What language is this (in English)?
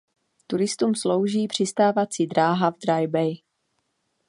Czech